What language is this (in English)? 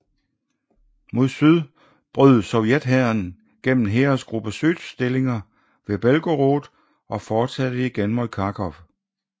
Danish